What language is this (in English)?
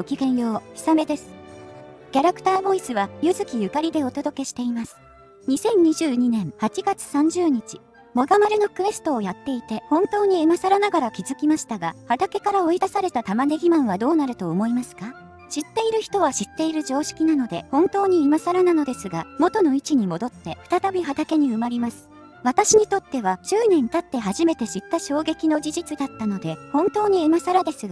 Japanese